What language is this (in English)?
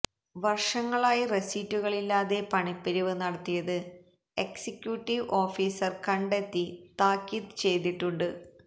Malayalam